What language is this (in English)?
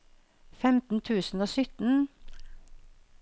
Norwegian